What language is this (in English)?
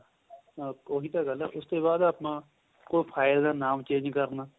Punjabi